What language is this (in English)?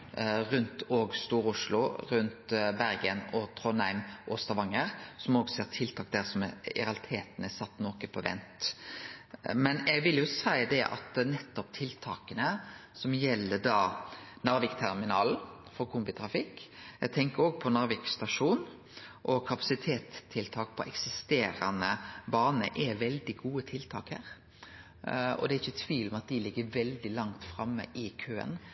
Norwegian Nynorsk